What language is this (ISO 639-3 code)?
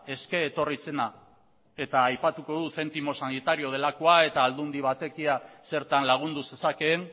eus